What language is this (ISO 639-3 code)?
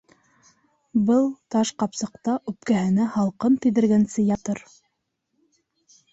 bak